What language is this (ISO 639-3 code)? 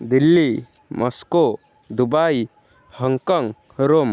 ori